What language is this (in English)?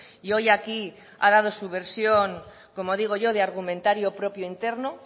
Spanish